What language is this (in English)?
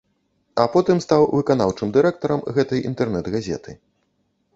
Belarusian